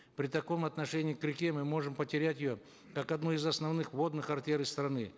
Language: Kazakh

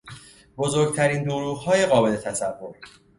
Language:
Persian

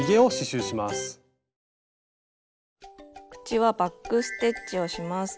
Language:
Japanese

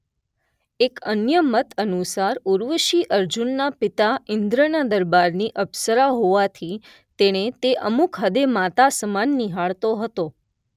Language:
Gujarati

